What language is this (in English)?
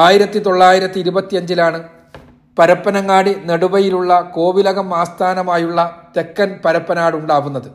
Malayalam